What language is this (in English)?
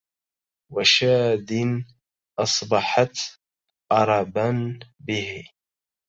Arabic